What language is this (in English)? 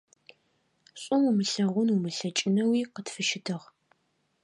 Adyghe